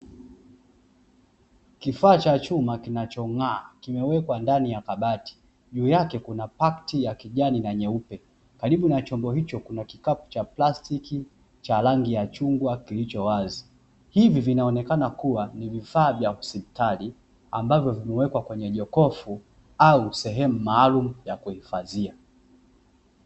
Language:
Swahili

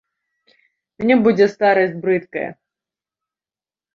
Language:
Belarusian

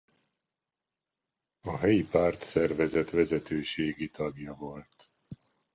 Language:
Hungarian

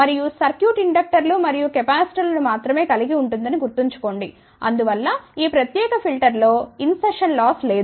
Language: Telugu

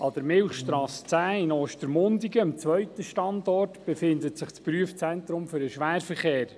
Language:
Swiss German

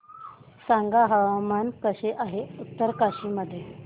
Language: Marathi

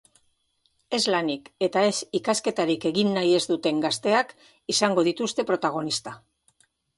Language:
Basque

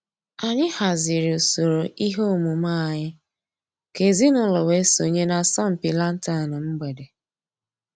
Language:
Igbo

